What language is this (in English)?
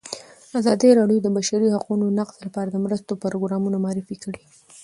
Pashto